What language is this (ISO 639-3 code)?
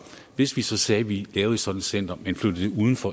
dan